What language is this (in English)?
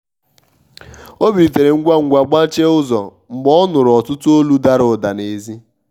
Igbo